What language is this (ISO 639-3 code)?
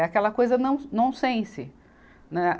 por